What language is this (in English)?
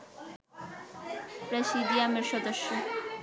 Bangla